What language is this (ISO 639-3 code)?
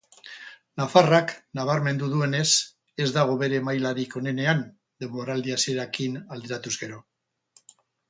eus